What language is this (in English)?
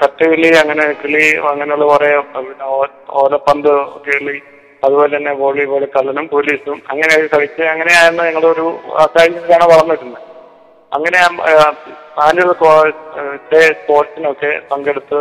Malayalam